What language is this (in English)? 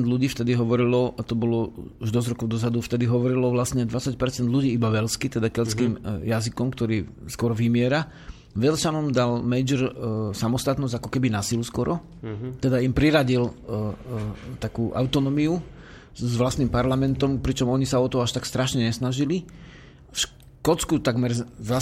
Slovak